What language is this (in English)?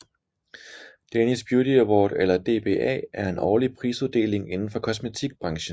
Danish